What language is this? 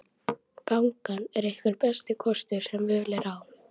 Icelandic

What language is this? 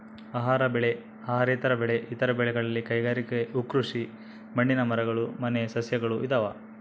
Kannada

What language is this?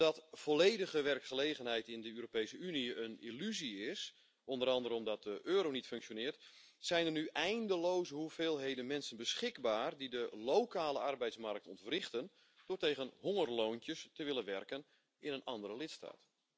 Dutch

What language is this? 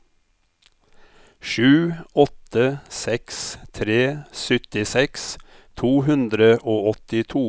Norwegian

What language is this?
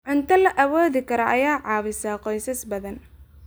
Somali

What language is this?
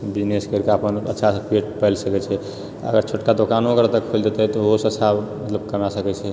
Maithili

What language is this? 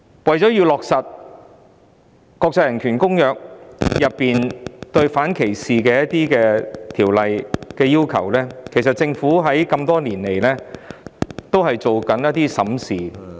Cantonese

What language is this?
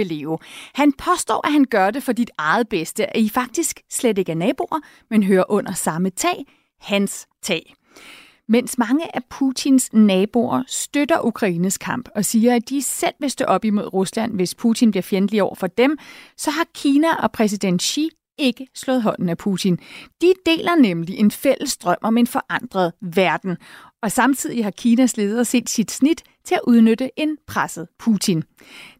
Danish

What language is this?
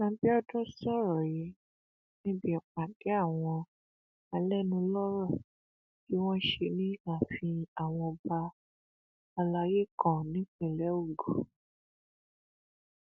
Yoruba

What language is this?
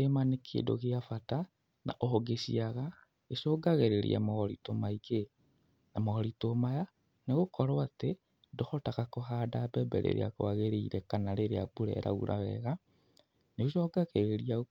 Kikuyu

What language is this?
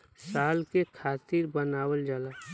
Bhojpuri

